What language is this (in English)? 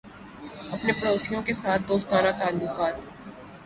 Urdu